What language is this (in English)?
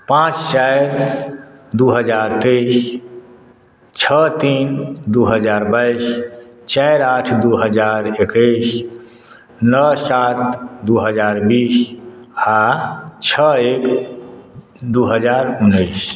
Maithili